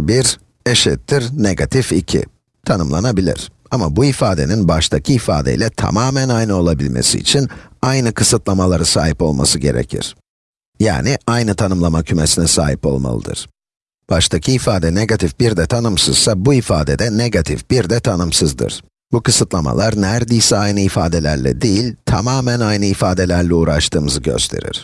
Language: Turkish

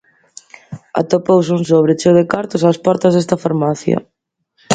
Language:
Galician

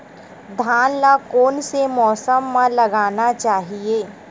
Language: Chhattisgarhi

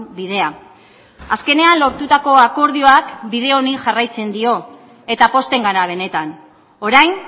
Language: Basque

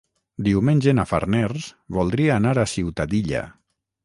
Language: Catalan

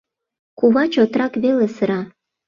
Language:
Mari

